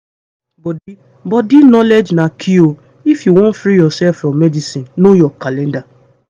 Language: Nigerian Pidgin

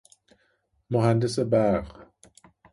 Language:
Persian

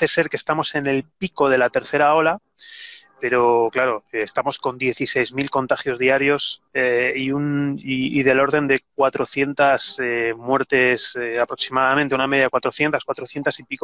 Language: Spanish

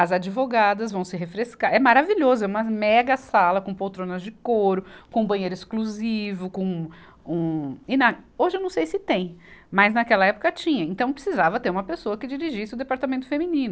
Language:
Portuguese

